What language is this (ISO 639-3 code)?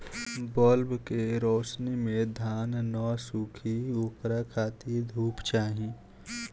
bho